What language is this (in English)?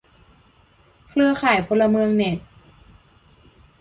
Thai